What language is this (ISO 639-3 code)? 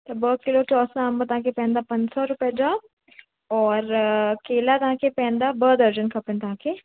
snd